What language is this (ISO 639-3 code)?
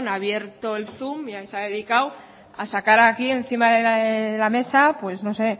spa